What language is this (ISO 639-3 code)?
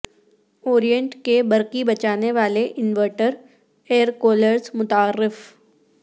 urd